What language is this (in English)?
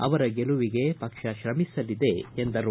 Kannada